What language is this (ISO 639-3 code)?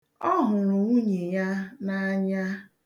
ibo